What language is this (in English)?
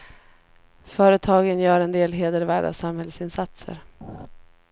Swedish